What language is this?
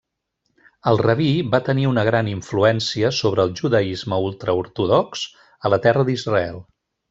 Catalan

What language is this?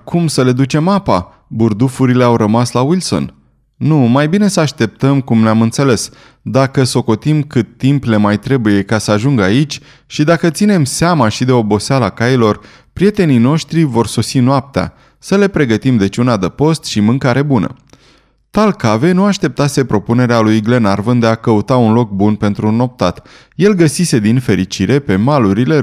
Romanian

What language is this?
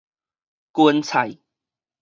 Min Nan Chinese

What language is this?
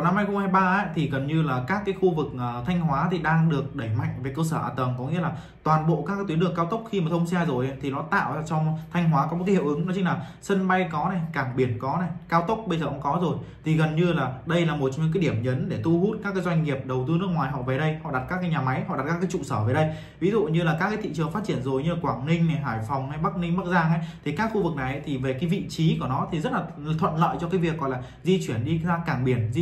Vietnamese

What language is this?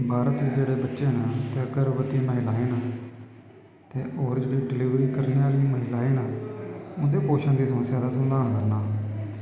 Dogri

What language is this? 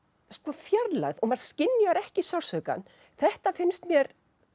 Icelandic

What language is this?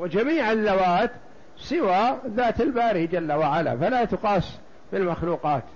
Arabic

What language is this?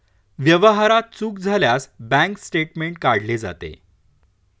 Marathi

